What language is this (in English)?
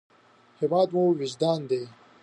Pashto